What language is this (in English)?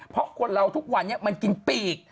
Thai